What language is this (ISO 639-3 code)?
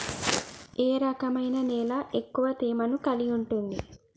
tel